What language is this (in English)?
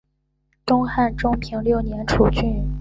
Chinese